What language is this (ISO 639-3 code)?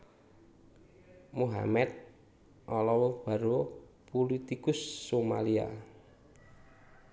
jav